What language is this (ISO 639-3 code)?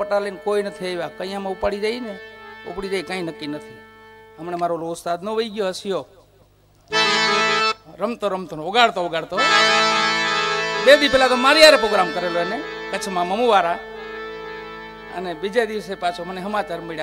guj